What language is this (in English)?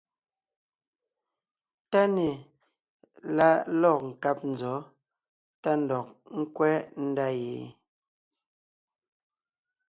Ngiemboon